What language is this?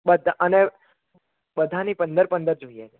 Gujarati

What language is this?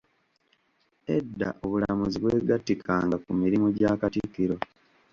Ganda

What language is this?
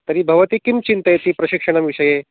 Sanskrit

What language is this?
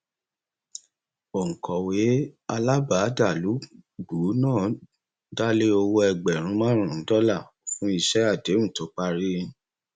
Yoruba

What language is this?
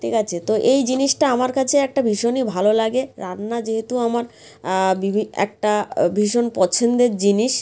Bangla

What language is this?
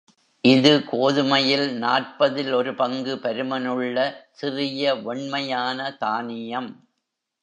Tamil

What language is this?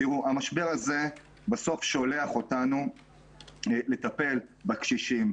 Hebrew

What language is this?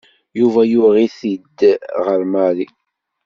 Kabyle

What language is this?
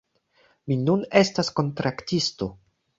Esperanto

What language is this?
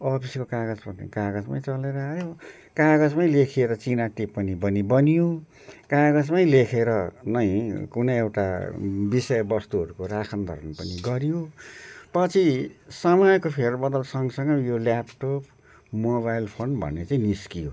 Nepali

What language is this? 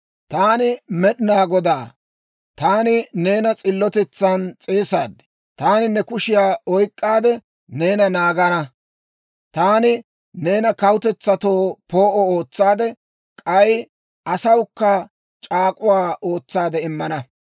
Dawro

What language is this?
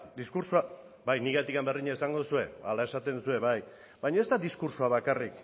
Basque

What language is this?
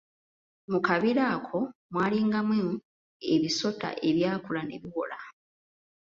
Ganda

